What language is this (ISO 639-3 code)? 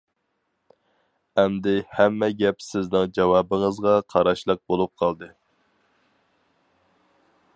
uig